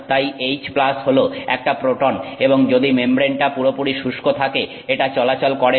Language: Bangla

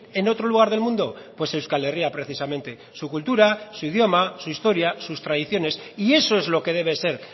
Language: Spanish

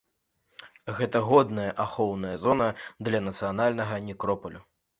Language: Belarusian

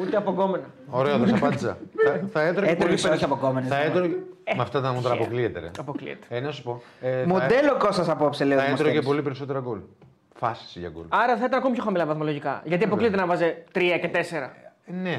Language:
Greek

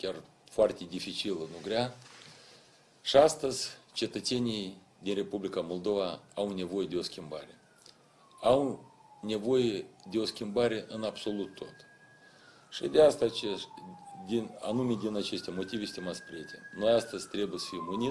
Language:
Russian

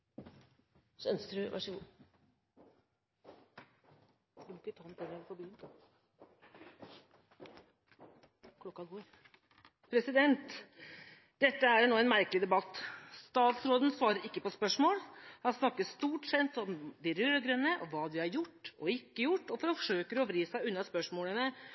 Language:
Norwegian Bokmål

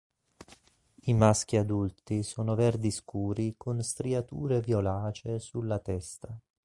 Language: Italian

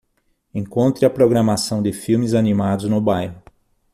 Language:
Portuguese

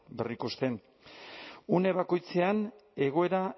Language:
Basque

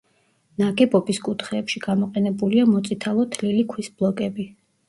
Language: Georgian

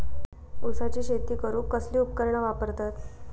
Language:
Marathi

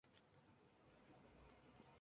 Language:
Spanish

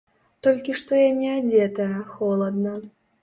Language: Belarusian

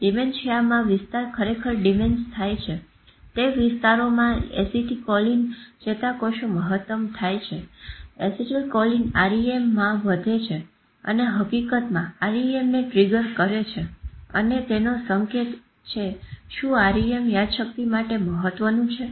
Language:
Gujarati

